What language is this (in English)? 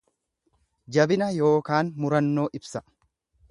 Oromo